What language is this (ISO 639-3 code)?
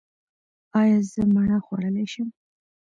pus